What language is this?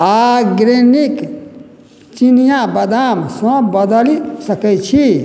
Maithili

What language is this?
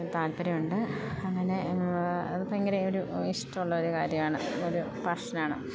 Malayalam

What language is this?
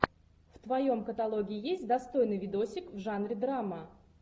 Russian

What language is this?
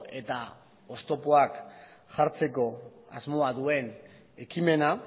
Basque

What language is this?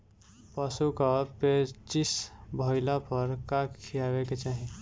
Bhojpuri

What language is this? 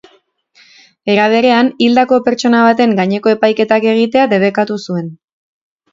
Basque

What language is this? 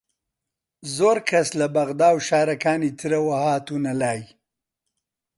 Central Kurdish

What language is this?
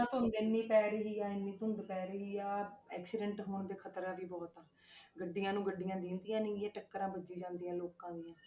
Punjabi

